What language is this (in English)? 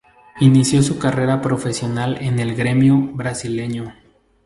Spanish